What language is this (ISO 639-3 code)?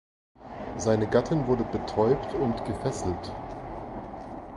deu